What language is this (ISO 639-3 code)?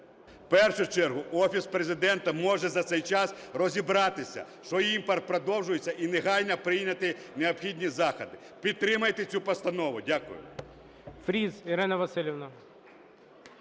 ukr